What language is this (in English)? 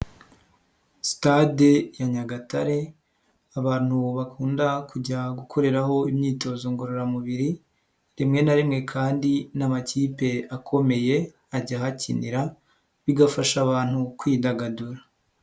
Kinyarwanda